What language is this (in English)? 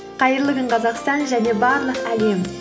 Kazakh